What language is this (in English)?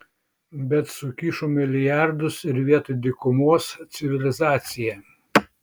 Lithuanian